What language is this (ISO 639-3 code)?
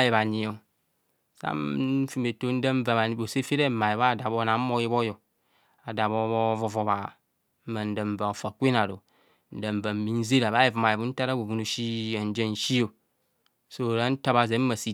bcs